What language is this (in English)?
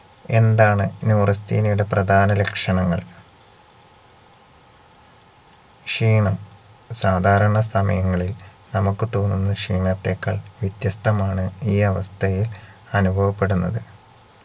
Malayalam